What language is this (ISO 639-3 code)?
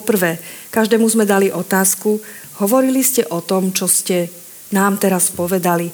slk